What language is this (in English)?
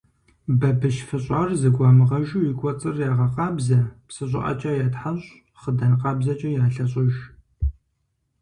Kabardian